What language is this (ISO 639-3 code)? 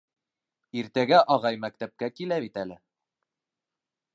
bak